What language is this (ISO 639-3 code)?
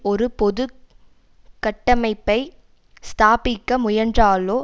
tam